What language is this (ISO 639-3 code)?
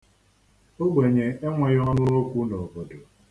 ibo